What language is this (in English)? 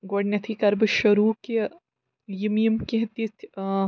Kashmiri